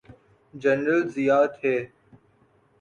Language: Urdu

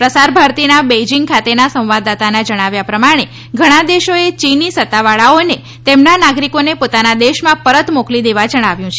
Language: Gujarati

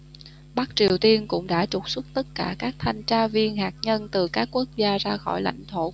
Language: Vietnamese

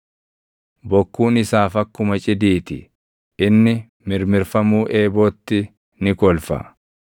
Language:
Oromo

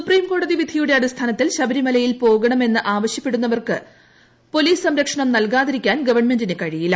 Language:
Malayalam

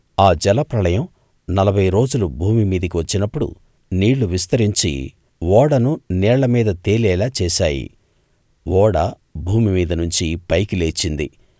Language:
Telugu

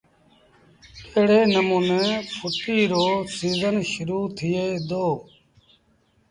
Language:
Sindhi Bhil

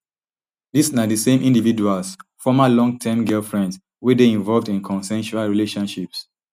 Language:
Nigerian Pidgin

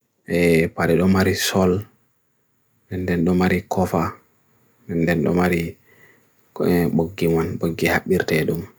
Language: Bagirmi Fulfulde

